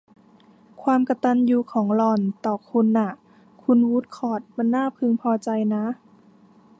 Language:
Thai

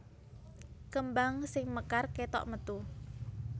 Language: Javanese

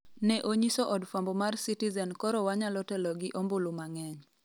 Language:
Luo (Kenya and Tanzania)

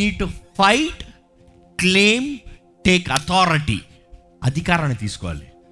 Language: Telugu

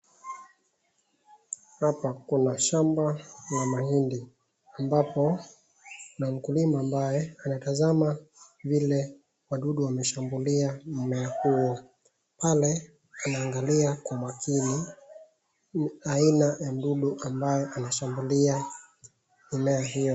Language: Swahili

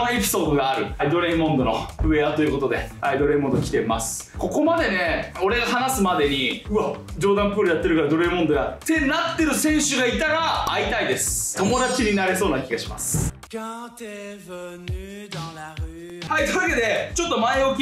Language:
Japanese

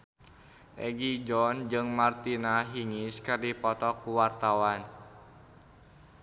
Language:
Sundanese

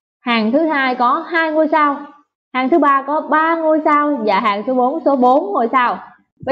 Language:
Vietnamese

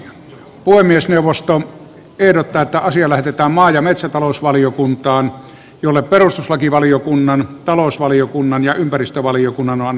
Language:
Finnish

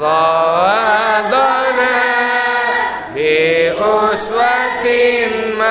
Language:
Indonesian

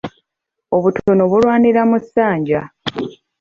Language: Ganda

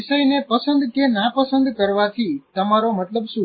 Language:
Gujarati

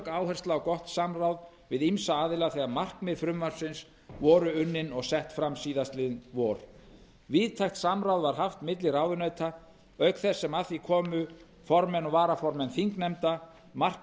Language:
Icelandic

